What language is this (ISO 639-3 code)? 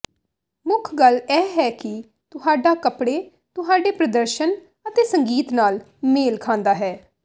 pan